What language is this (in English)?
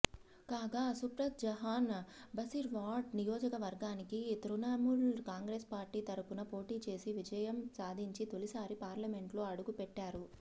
Telugu